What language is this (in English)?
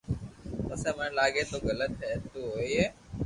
Loarki